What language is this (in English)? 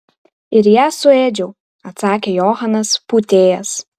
Lithuanian